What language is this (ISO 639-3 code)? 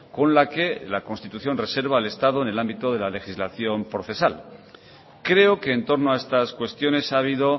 spa